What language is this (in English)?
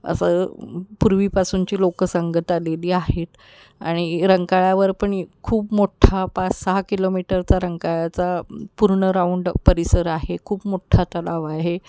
Marathi